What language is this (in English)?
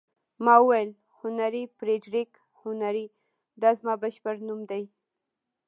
Pashto